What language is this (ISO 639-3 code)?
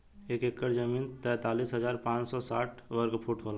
bho